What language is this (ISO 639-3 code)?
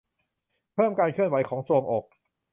tha